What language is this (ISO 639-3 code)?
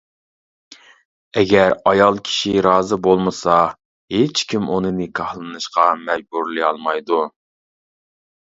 uig